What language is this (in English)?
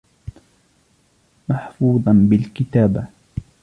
Arabic